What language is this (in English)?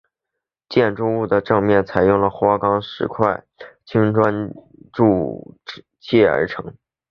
Chinese